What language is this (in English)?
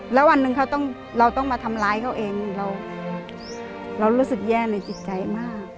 Thai